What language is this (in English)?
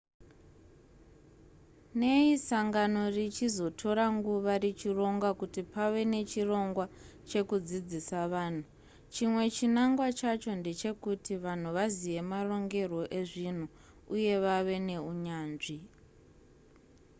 Shona